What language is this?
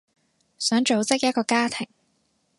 Cantonese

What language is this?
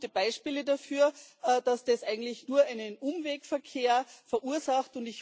German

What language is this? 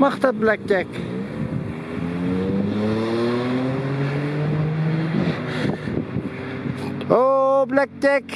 Dutch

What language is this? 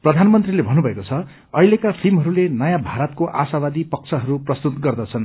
Nepali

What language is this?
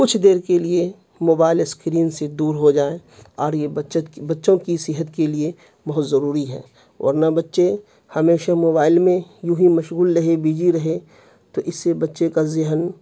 Urdu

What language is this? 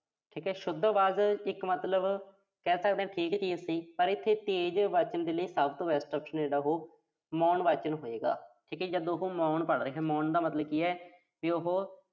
Punjabi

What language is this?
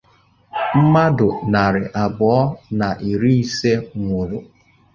Igbo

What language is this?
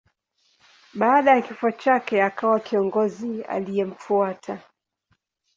Swahili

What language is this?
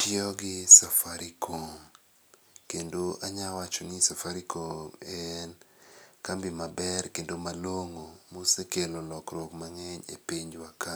Luo (Kenya and Tanzania)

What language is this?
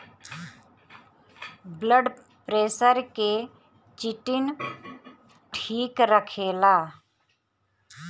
Bhojpuri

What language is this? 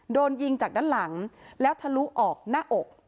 Thai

